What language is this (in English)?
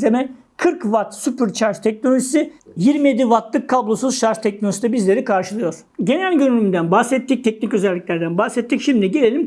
Turkish